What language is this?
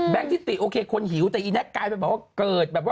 Thai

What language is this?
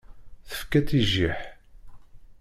Kabyle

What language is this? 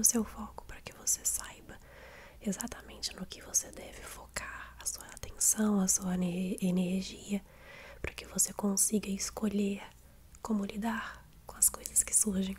Portuguese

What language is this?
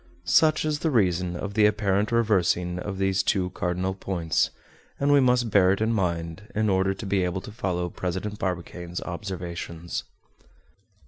English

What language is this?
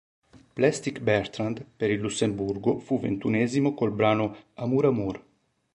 Italian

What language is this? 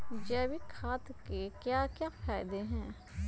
Magahi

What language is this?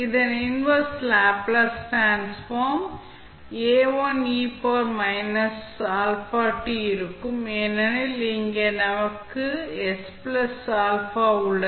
Tamil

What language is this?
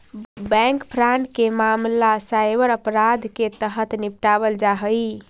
Magahi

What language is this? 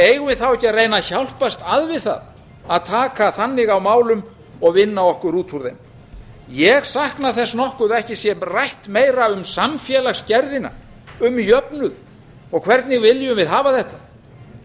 Icelandic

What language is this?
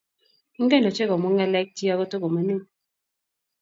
Kalenjin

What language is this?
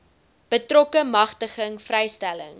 Afrikaans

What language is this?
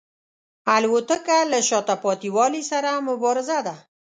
Pashto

